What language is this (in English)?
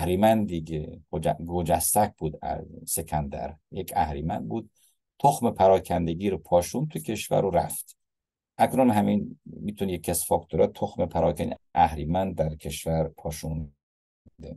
Persian